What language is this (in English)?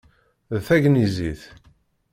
Kabyle